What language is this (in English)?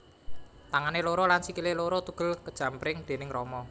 Javanese